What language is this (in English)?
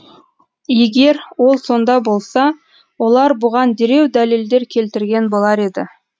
Kazakh